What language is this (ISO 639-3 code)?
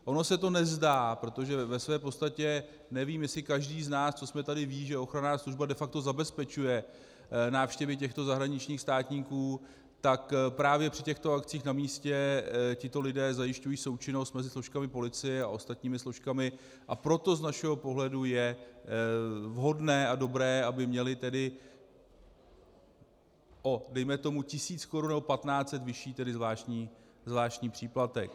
ces